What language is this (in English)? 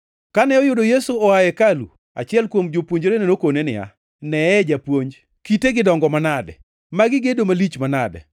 Luo (Kenya and Tanzania)